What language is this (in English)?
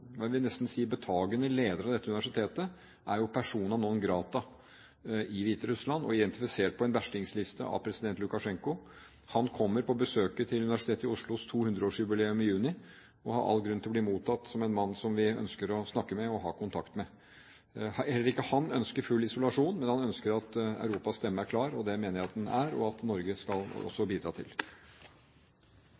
Norwegian Bokmål